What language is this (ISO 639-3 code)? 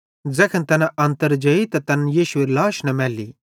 bhd